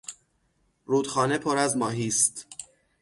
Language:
Persian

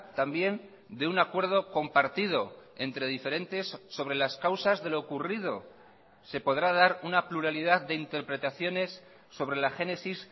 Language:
Spanish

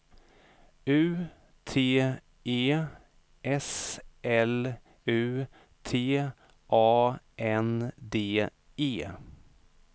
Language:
Swedish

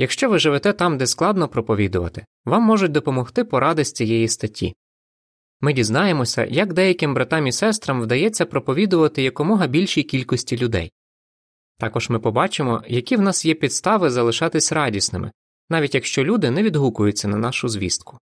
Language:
Ukrainian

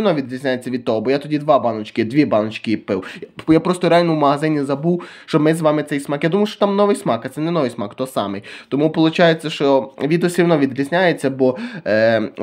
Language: Ukrainian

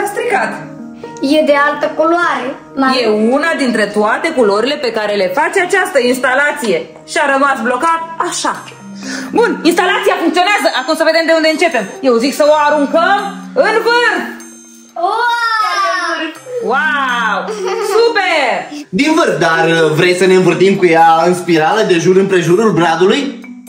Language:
Romanian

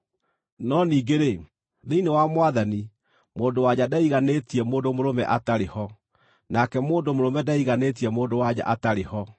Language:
Kikuyu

